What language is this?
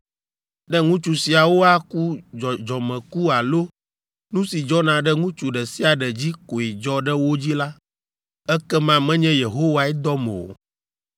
Ewe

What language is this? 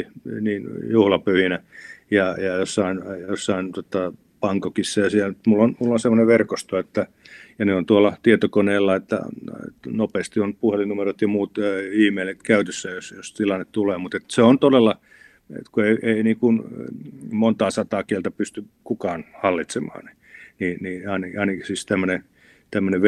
Finnish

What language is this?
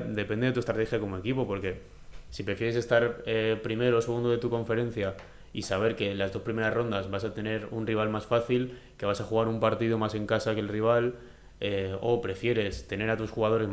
Spanish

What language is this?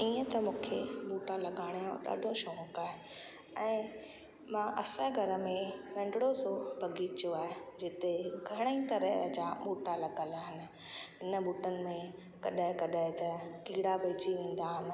Sindhi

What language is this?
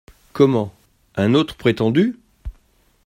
French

